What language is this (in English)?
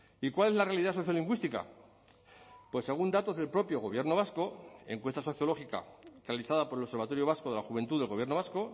Spanish